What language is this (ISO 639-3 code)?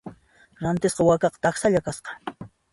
qxp